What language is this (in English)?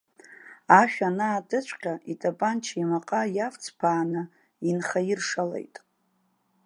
Abkhazian